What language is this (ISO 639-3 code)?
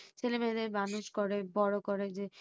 ben